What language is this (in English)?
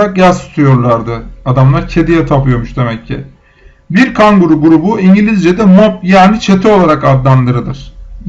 Turkish